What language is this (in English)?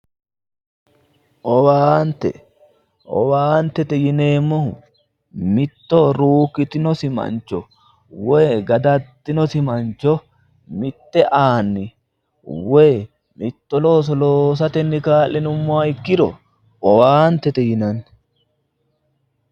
Sidamo